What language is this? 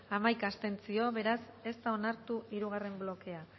Basque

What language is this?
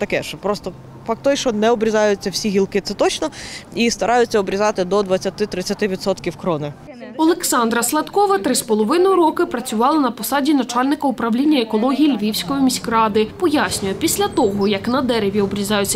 Ukrainian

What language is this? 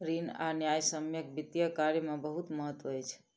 Maithili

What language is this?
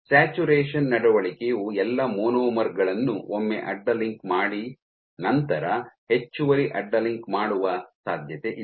Kannada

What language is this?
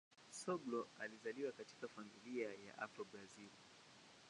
Swahili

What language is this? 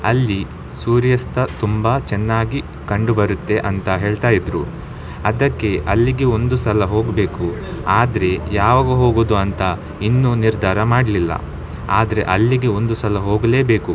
Kannada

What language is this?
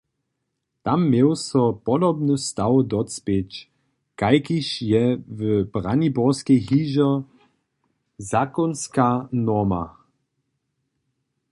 Upper Sorbian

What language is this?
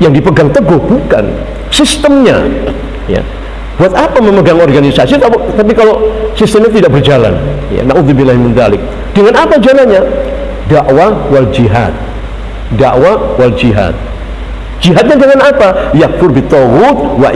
Indonesian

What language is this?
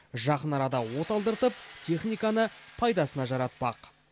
Kazakh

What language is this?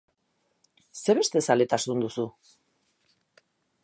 Basque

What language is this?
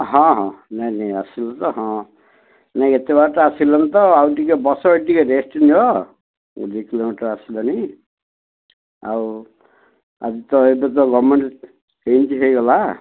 Odia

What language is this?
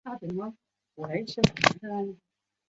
Chinese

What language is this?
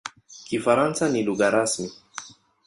Swahili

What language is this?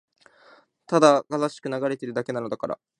Japanese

